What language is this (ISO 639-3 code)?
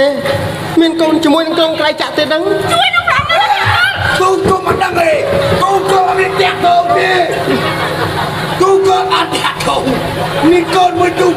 tha